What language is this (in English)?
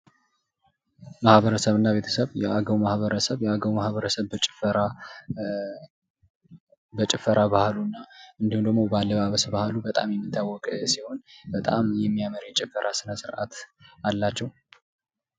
Amharic